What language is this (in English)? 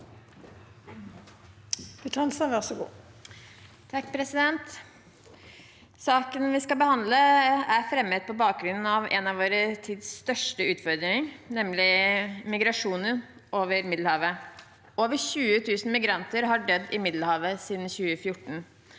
Norwegian